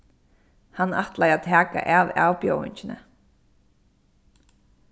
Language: Faroese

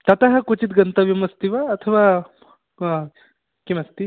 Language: Sanskrit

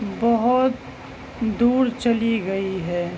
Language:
Urdu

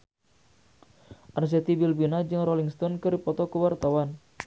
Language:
Sundanese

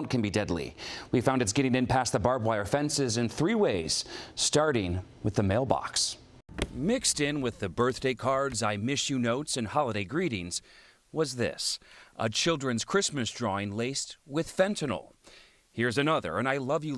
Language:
English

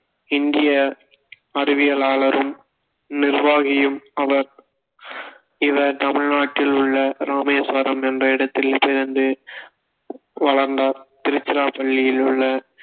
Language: Tamil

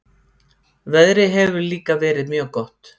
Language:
Icelandic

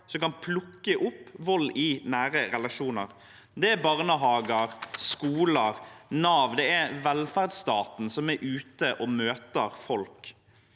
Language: Norwegian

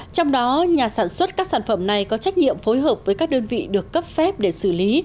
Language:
Vietnamese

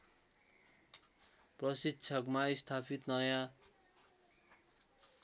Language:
Nepali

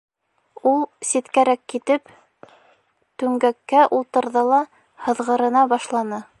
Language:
Bashkir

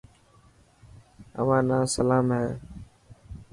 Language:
Dhatki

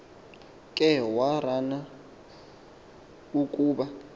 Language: Xhosa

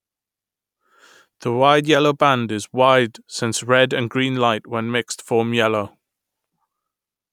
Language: English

